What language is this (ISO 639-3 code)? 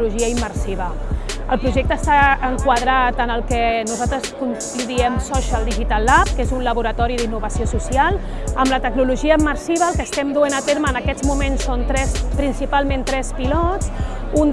cat